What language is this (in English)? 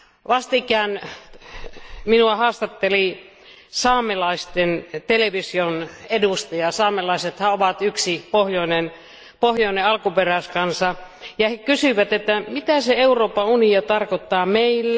Finnish